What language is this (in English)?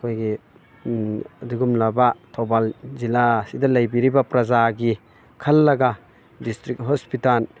Manipuri